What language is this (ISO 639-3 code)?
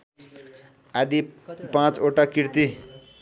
nep